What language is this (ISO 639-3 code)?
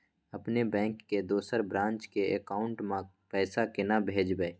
mai